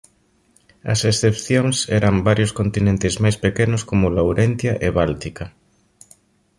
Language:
Galician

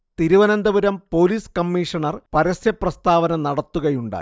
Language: Malayalam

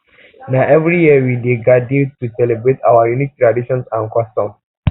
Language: Nigerian Pidgin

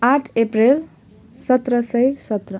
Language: Nepali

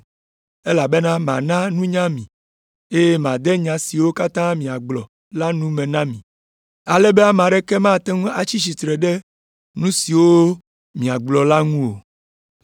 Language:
Ewe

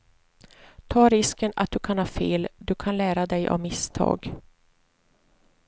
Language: Swedish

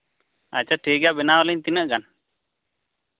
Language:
Santali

